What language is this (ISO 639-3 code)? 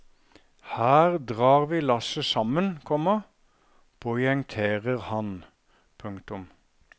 nor